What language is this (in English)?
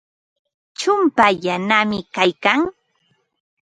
Ambo-Pasco Quechua